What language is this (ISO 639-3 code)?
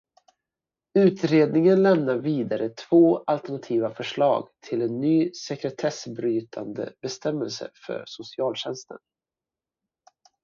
swe